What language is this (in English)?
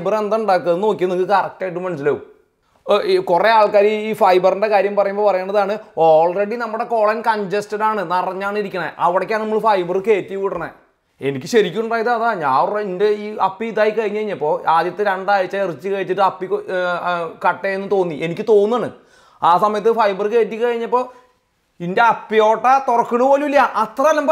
Malayalam